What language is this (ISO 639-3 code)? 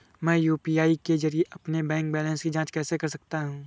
hin